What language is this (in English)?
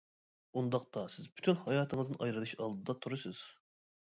Uyghur